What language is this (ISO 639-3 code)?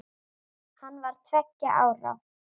isl